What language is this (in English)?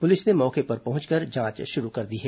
Hindi